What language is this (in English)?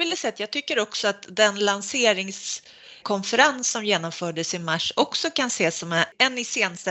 Swedish